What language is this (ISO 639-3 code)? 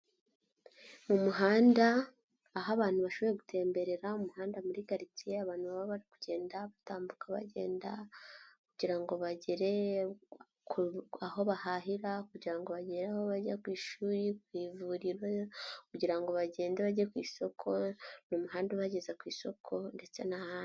kin